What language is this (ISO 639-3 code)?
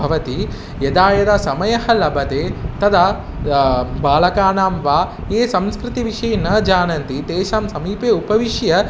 san